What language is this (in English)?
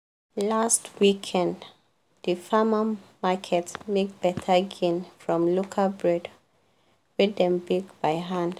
Nigerian Pidgin